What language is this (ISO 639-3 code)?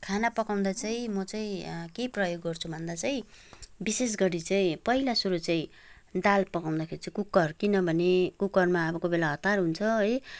nep